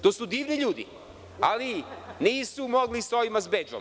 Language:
Serbian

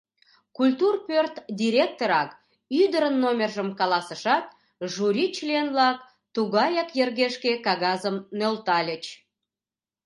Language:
Mari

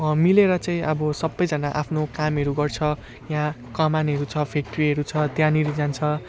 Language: Nepali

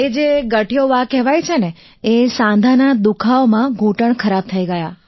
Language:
Gujarati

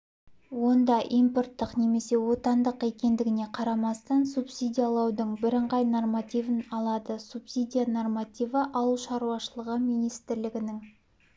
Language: Kazakh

